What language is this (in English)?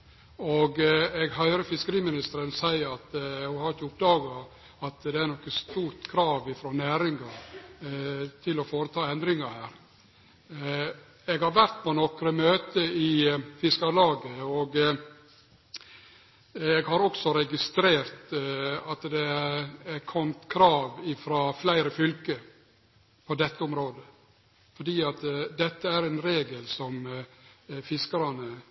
Norwegian Nynorsk